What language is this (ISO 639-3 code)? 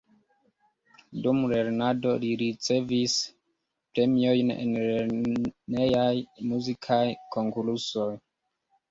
epo